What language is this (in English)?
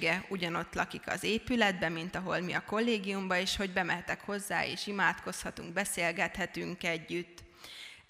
Hungarian